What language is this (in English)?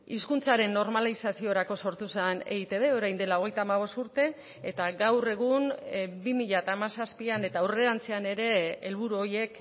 Basque